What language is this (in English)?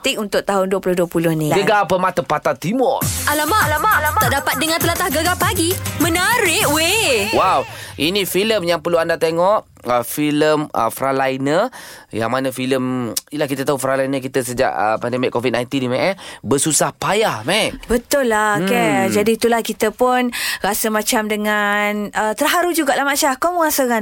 Malay